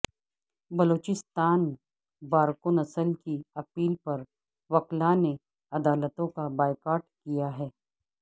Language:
Urdu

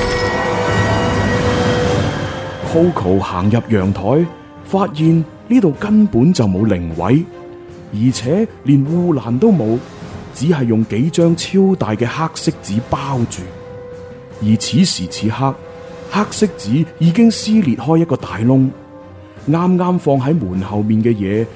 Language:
Chinese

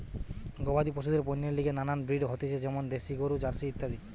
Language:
Bangla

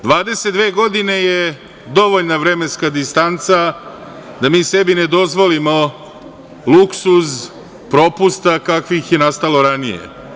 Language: Serbian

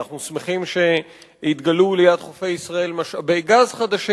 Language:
Hebrew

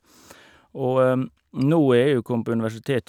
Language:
Norwegian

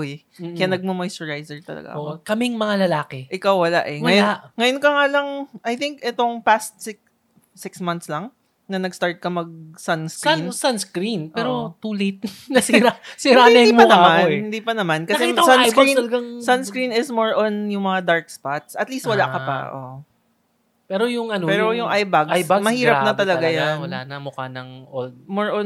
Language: Filipino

